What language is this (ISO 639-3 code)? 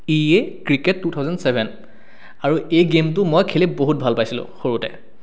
asm